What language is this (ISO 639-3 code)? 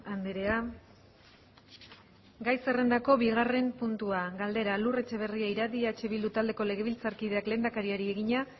eus